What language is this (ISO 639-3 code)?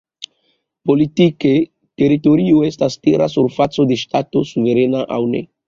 epo